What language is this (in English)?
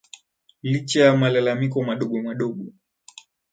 Swahili